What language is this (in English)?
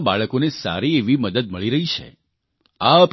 Gujarati